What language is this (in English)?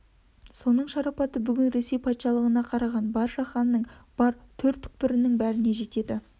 Kazakh